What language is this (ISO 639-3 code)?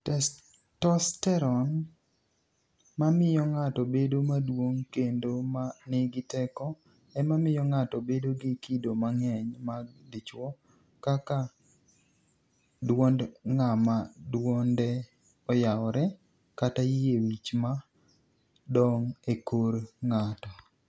luo